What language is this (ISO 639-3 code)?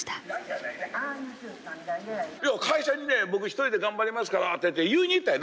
jpn